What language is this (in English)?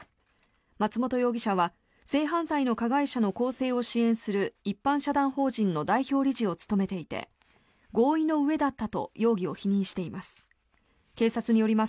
Japanese